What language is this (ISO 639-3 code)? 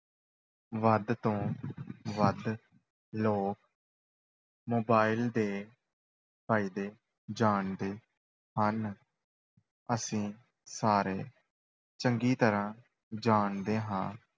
pan